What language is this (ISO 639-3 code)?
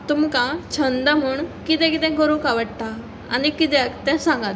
kok